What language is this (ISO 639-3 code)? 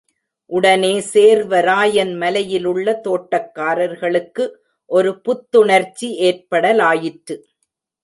tam